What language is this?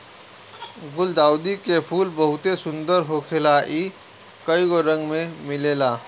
Bhojpuri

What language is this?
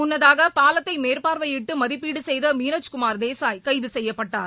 Tamil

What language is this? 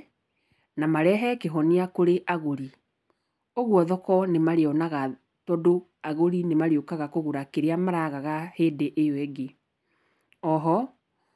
Kikuyu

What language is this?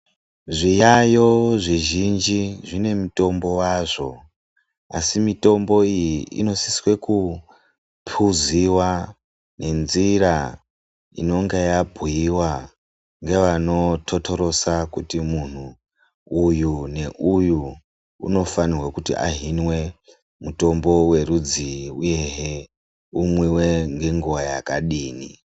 Ndau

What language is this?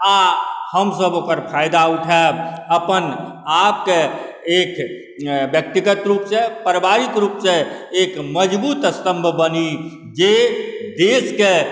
Maithili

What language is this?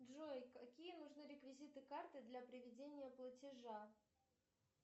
Russian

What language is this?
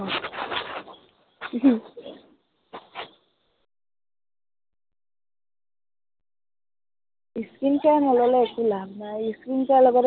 Assamese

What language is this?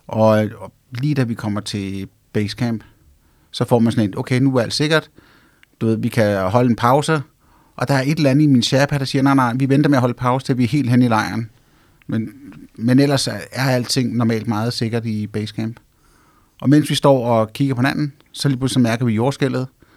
Danish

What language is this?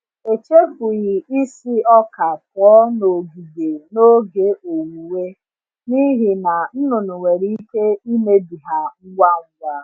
Igbo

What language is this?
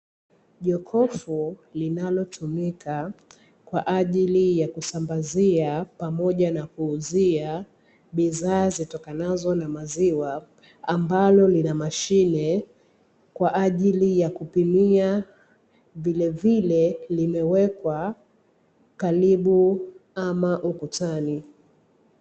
Swahili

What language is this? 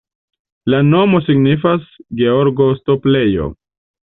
Esperanto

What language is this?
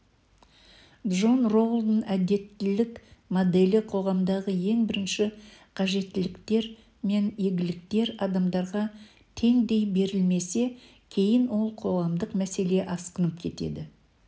Kazakh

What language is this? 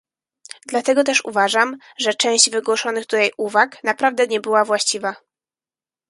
Polish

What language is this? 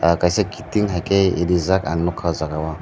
Kok Borok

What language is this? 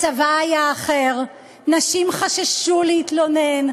Hebrew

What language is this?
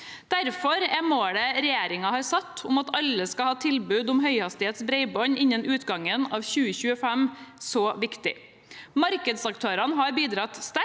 Norwegian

